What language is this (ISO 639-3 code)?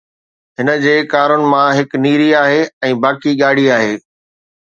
snd